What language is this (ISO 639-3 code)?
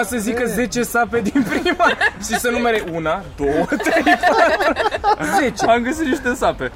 ron